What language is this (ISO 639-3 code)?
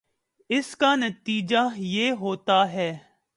urd